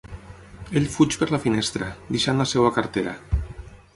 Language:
Catalan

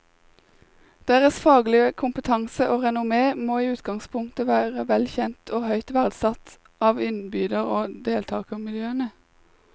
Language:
Norwegian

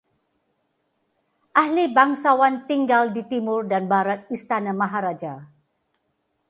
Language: Malay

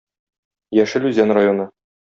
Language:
Tatar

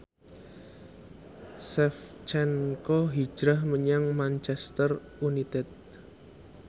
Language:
Javanese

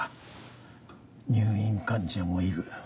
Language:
Japanese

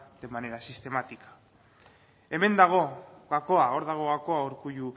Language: Basque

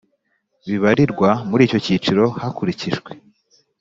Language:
Kinyarwanda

